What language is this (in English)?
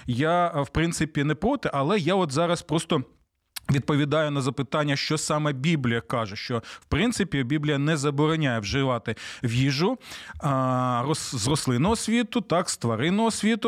Ukrainian